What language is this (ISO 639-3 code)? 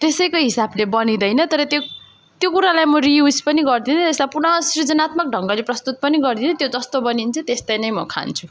nep